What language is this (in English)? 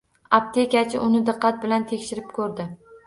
Uzbek